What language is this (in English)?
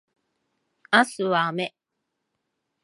Japanese